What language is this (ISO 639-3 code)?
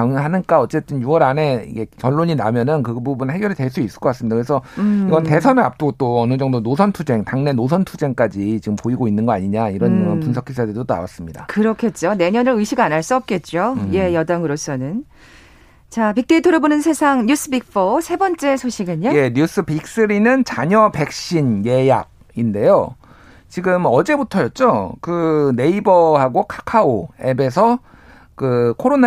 kor